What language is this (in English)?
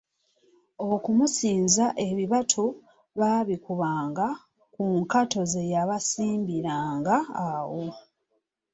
Ganda